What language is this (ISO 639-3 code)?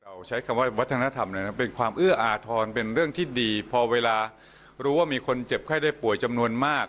tha